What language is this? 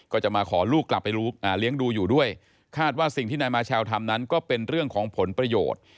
Thai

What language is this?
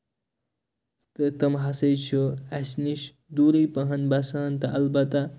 Kashmiri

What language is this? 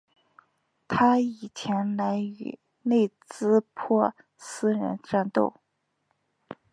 Chinese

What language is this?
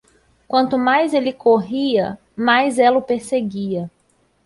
Portuguese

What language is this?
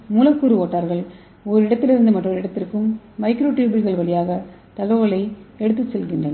Tamil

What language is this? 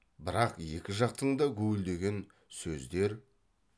Kazakh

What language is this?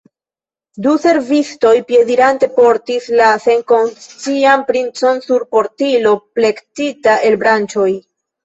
Esperanto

